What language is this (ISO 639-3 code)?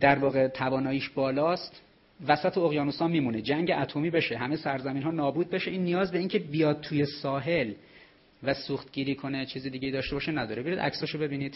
fas